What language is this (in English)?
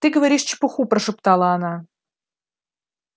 Russian